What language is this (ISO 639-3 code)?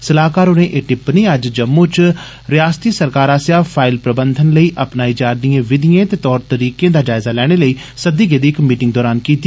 doi